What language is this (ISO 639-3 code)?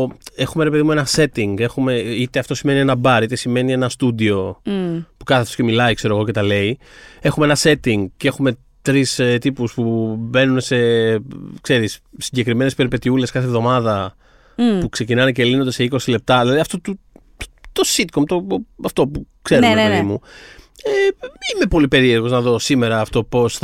ell